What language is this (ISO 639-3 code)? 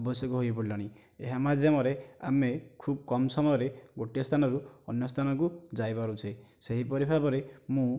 ori